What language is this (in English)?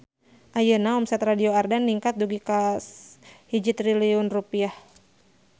Sundanese